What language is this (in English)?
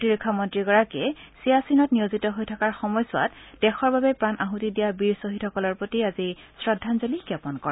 Assamese